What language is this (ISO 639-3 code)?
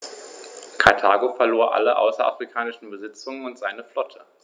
deu